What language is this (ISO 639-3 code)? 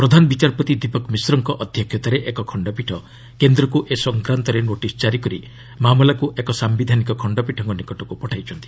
ori